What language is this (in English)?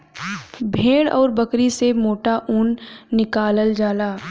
Bhojpuri